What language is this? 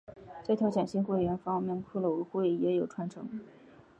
Chinese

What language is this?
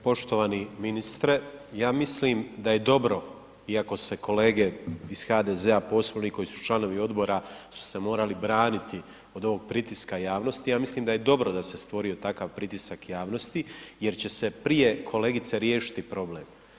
Croatian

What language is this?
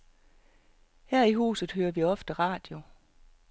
Danish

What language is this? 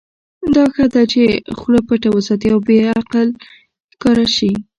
Pashto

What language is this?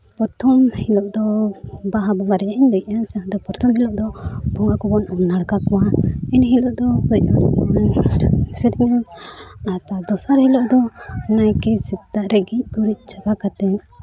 Santali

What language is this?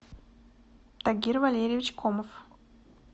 Russian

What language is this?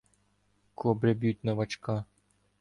Ukrainian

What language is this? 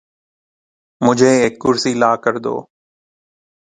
Urdu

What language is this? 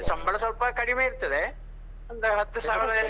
Kannada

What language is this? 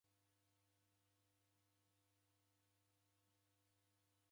Taita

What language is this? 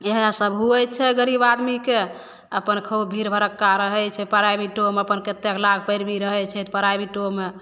Maithili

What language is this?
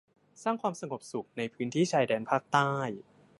Thai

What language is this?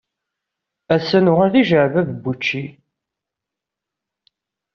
Kabyle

